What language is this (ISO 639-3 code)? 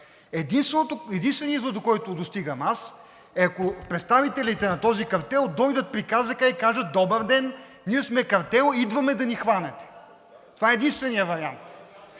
bul